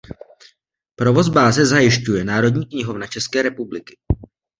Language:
Czech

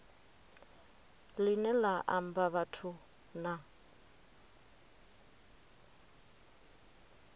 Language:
Venda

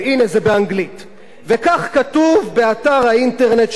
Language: Hebrew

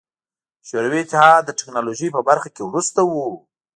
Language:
Pashto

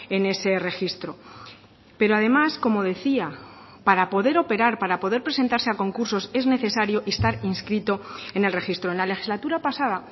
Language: Spanish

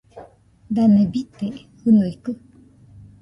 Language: Nüpode Huitoto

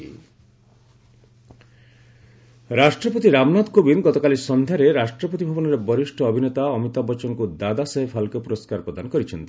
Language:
Odia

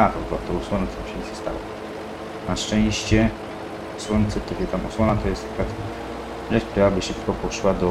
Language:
Polish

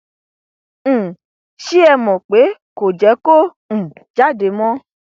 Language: Yoruba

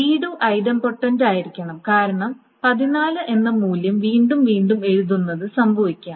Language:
Malayalam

